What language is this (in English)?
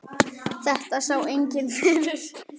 Icelandic